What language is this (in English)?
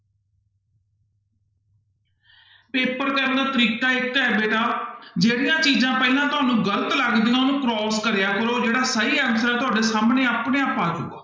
Punjabi